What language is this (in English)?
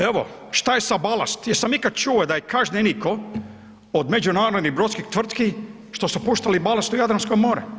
Croatian